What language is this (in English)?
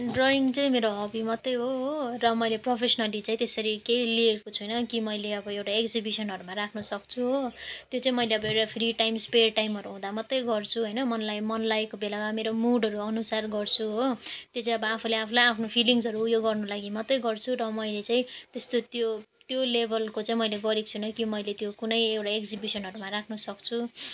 Nepali